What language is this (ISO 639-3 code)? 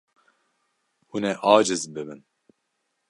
kur